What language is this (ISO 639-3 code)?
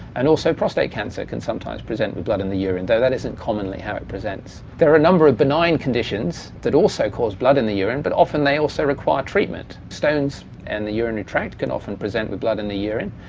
eng